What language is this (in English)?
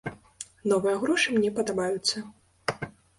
Belarusian